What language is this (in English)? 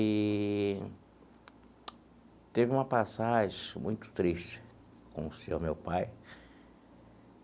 Portuguese